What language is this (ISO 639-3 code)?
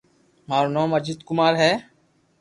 lrk